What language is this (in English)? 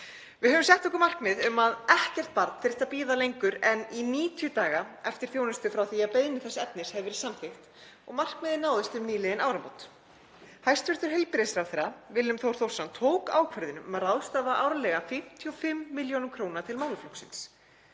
Icelandic